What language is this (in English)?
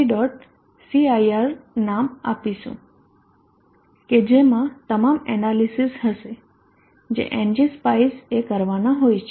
Gujarati